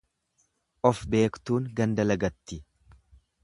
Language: Oromo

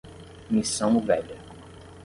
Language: Portuguese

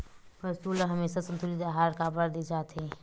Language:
Chhattisgarhi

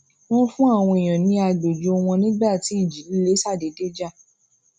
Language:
Yoruba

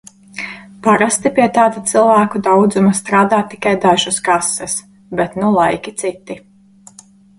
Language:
Latvian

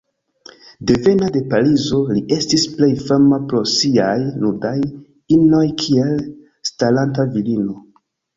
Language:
Esperanto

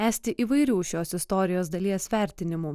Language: Lithuanian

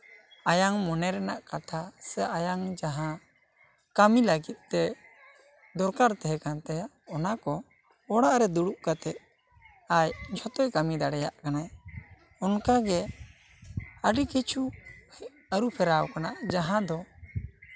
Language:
Santali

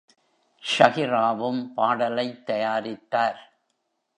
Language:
Tamil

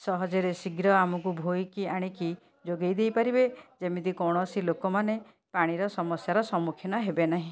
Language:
Odia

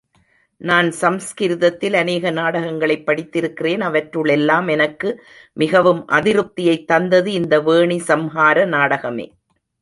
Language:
Tamil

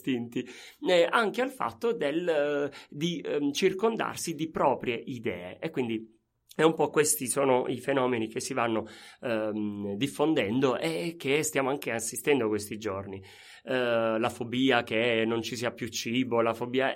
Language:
Italian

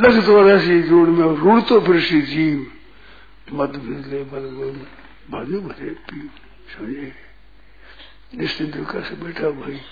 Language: Hindi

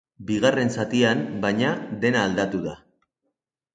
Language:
Basque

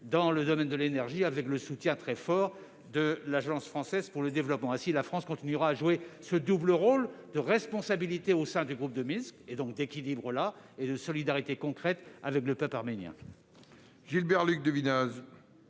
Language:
French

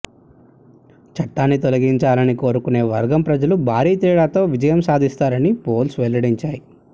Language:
Telugu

